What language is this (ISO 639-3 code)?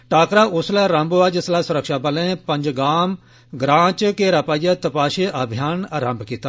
doi